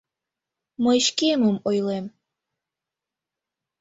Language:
Mari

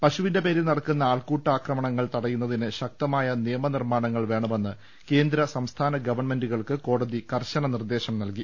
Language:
Malayalam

